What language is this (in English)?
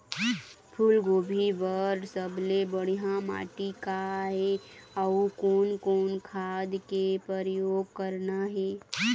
Chhattisgarhi